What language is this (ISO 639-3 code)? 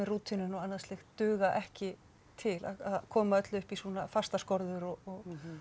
isl